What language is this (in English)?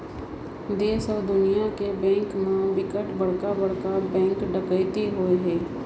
Chhattisgarhi